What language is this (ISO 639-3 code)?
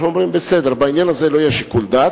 heb